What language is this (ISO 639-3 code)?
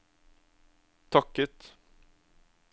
nor